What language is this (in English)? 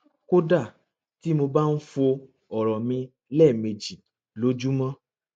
Yoruba